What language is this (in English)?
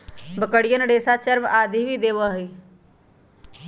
Magahi